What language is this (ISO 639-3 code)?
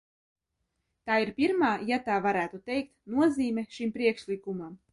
lav